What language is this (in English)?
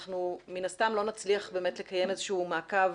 Hebrew